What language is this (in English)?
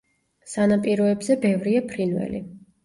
Georgian